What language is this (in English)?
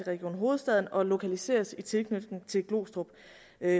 Danish